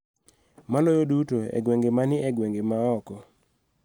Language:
Luo (Kenya and Tanzania)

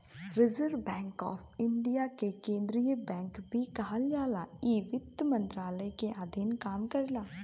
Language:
Bhojpuri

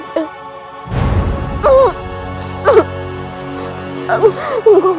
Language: Indonesian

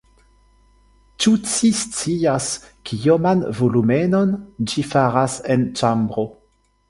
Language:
Esperanto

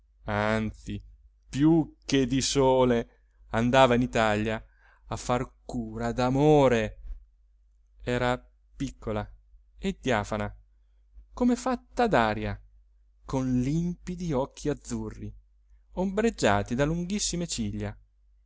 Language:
Italian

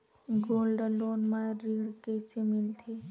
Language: Chhattisgarhi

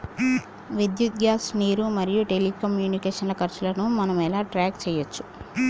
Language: Telugu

